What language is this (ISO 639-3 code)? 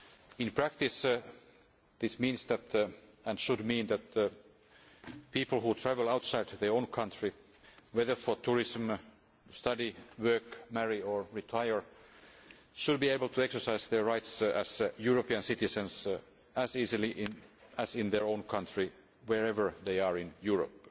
eng